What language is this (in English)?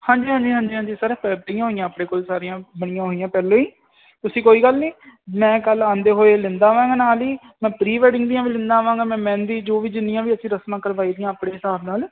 Punjabi